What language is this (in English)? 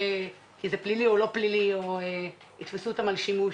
Hebrew